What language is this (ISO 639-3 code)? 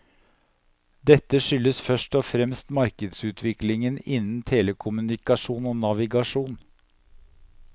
nor